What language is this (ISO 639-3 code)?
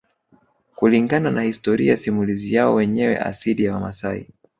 swa